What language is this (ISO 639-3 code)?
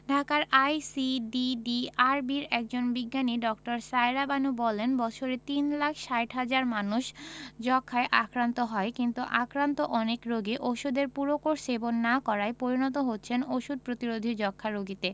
ben